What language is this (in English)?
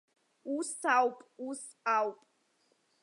Abkhazian